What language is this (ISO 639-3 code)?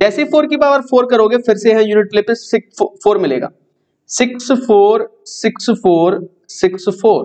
hin